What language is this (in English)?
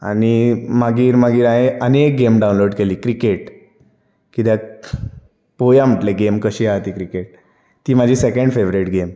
Konkani